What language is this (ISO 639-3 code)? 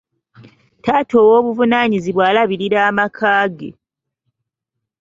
lug